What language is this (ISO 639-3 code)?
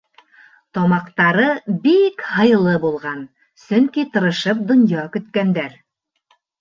bak